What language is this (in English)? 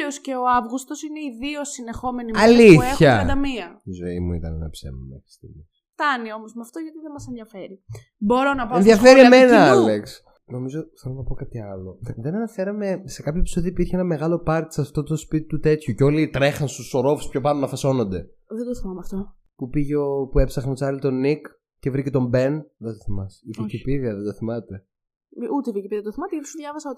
Greek